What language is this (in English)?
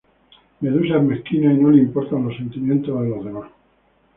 Spanish